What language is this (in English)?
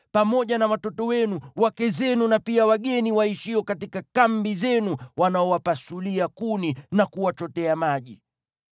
Swahili